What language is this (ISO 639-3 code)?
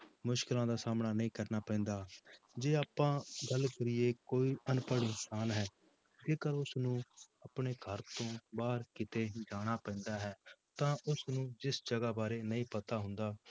pan